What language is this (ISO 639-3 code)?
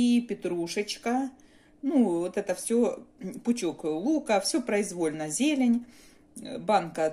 rus